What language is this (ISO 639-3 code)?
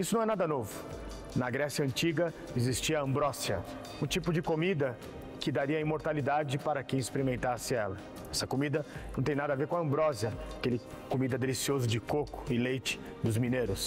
por